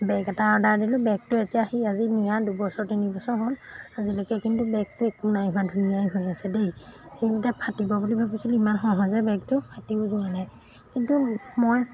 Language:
Assamese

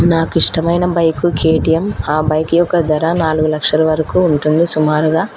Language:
Telugu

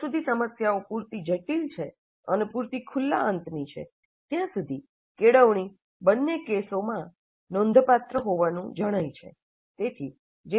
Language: Gujarati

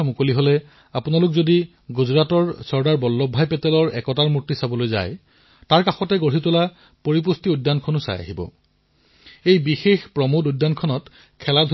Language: Assamese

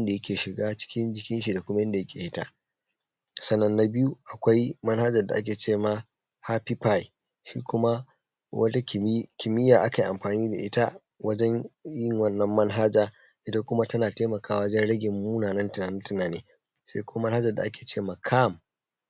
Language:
Hausa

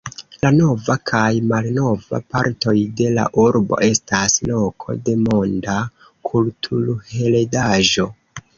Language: Esperanto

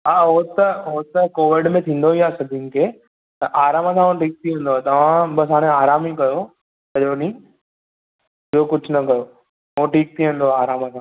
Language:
Sindhi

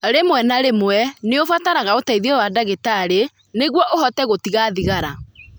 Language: Kikuyu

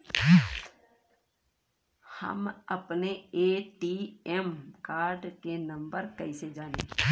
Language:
Bhojpuri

